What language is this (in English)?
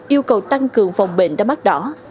Vietnamese